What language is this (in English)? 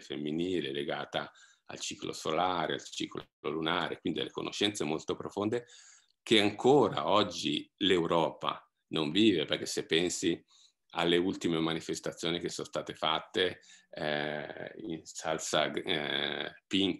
Italian